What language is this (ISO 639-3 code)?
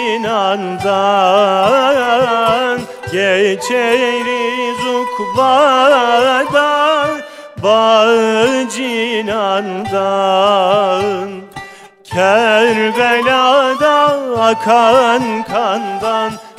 tur